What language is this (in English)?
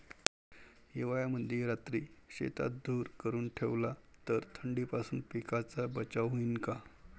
Marathi